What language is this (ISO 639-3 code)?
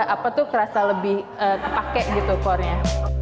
ind